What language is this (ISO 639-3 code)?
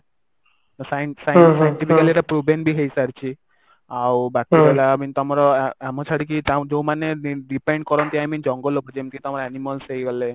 ori